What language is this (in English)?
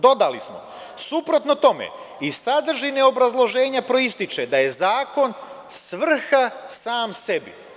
Serbian